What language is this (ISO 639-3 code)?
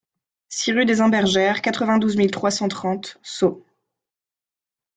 fra